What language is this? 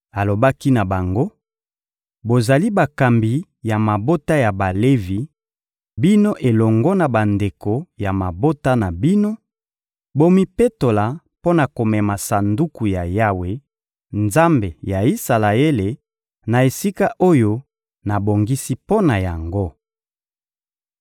Lingala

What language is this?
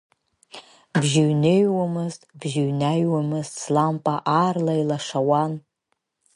Abkhazian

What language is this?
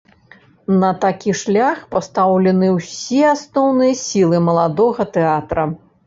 Belarusian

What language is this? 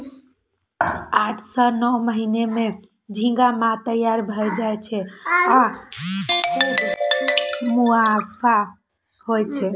Maithili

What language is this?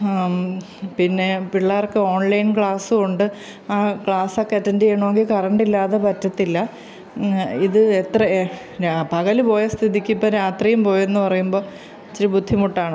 Malayalam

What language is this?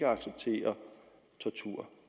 Danish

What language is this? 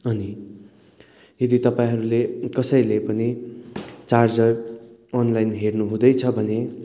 Nepali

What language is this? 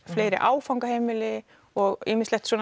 Icelandic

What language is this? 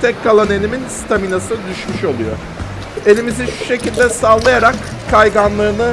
Turkish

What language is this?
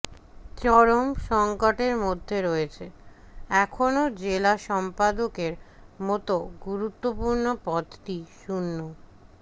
Bangla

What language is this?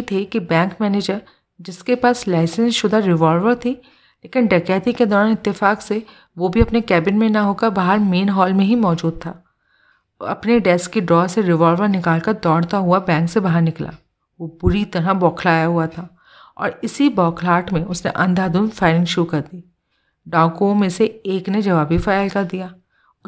Hindi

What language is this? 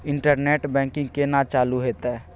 Maithili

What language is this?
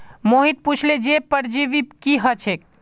Magahi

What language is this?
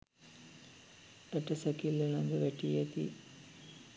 Sinhala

